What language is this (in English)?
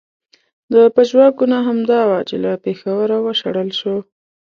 Pashto